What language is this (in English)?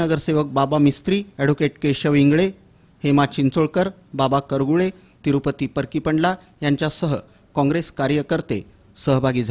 Hindi